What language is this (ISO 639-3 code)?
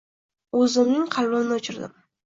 uzb